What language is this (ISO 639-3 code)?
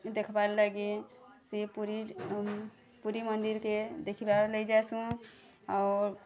ori